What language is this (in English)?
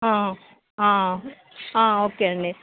Telugu